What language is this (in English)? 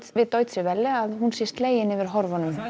Icelandic